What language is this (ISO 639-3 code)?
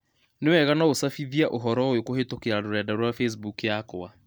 kik